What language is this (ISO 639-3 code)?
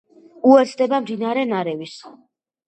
kat